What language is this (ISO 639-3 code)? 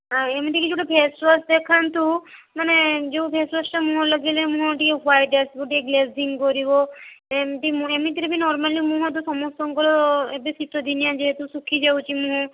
ori